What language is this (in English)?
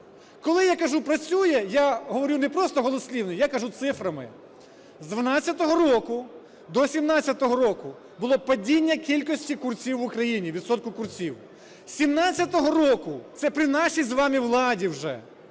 Ukrainian